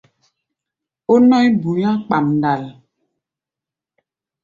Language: Gbaya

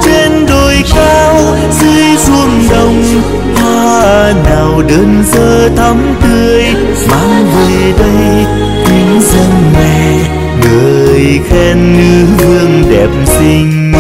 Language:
Vietnamese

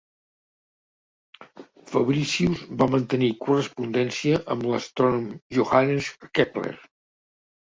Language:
Catalan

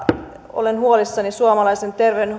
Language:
Finnish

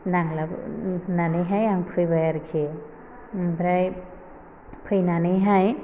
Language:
Bodo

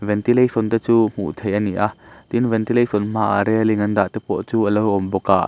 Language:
Mizo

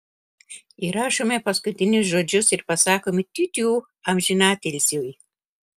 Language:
Lithuanian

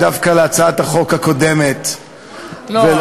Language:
Hebrew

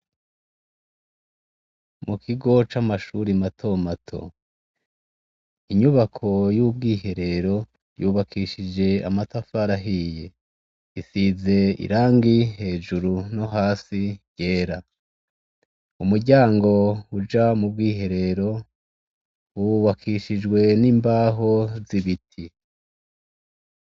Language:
Rundi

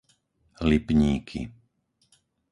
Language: Slovak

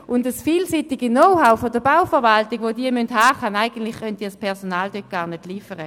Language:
Swiss German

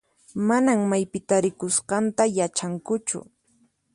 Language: Puno Quechua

